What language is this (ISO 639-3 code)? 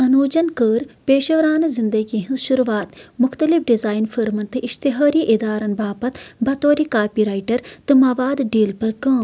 kas